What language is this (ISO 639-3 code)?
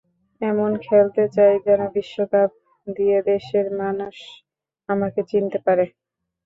ben